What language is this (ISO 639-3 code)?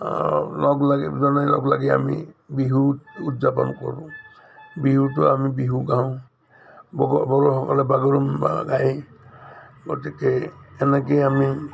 asm